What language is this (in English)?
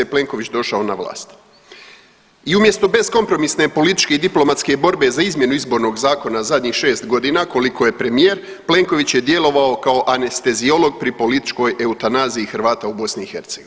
Croatian